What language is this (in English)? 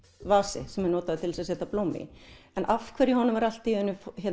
Icelandic